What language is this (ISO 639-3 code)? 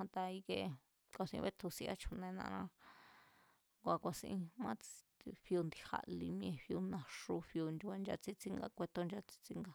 vmz